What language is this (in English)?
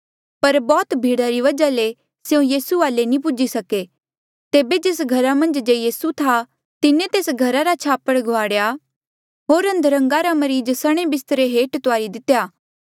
Mandeali